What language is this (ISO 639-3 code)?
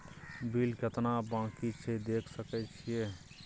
mai